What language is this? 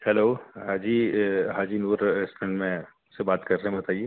Urdu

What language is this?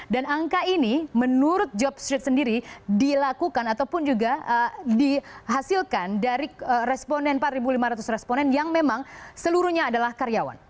Indonesian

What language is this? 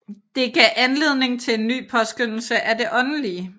Danish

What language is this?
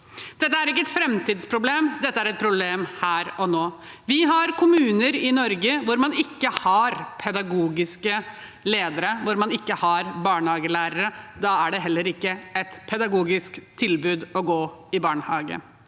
Norwegian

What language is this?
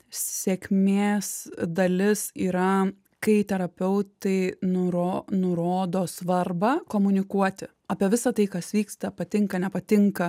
Lithuanian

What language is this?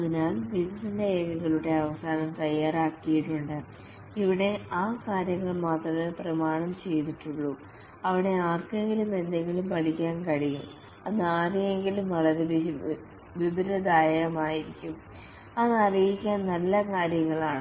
Malayalam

